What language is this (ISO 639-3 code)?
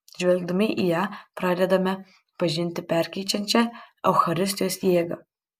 lit